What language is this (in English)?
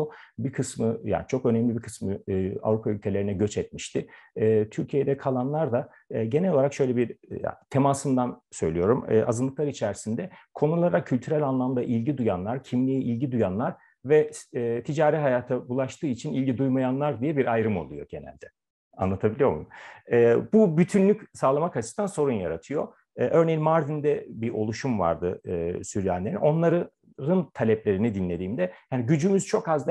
Turkish